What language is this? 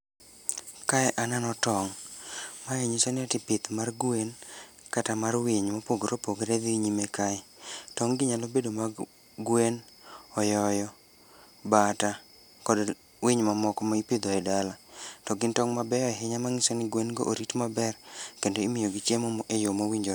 Luo (Kenya and Tanzania)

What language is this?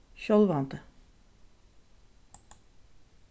Faroese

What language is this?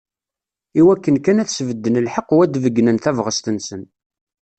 Kabyle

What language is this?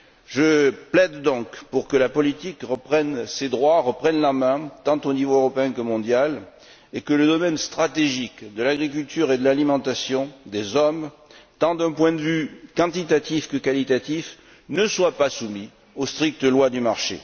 French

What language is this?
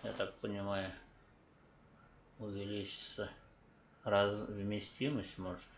Russian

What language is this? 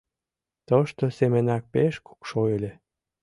Mari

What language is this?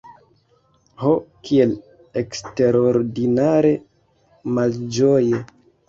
Esperanto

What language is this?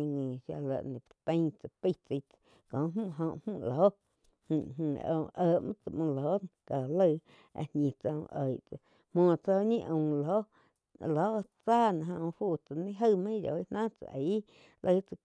Quiotepec Chinantec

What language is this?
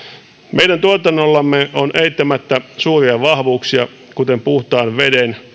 Finnish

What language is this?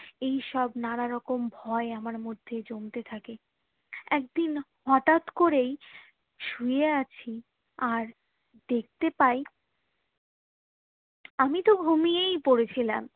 Bangla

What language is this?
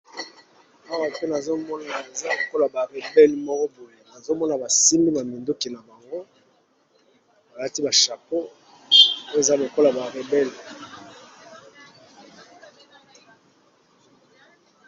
Lingala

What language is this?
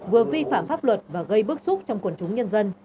Vietnamese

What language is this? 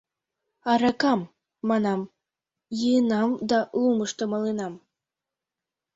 Mari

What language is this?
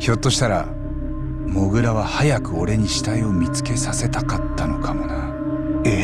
Japanese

